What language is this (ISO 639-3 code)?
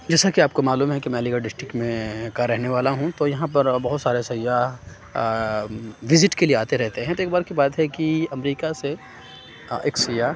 urd